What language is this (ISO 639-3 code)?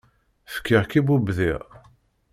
kab